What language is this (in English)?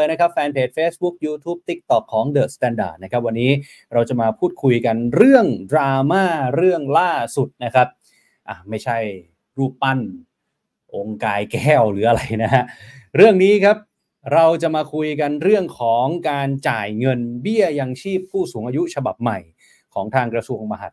Thai